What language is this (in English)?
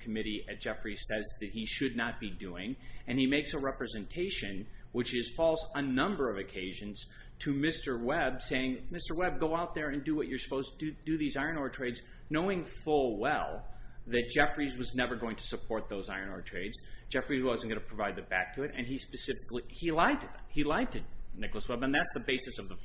English